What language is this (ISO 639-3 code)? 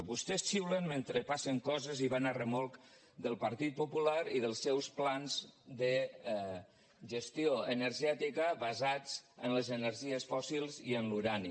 cat